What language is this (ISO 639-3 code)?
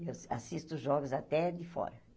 por